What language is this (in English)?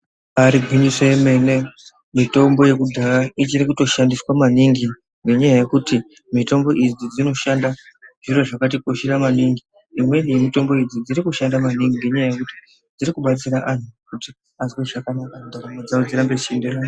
Ndau